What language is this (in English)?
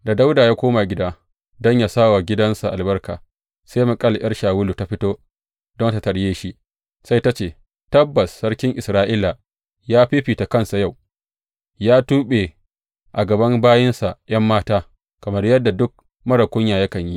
Hausa